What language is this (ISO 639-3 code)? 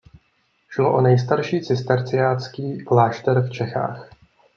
ces